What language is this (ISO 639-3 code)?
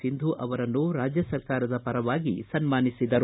kan